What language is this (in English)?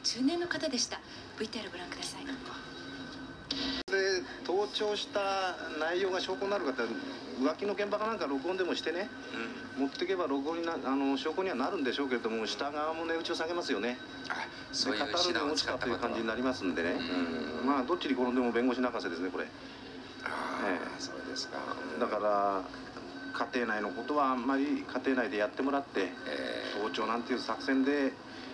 Japanese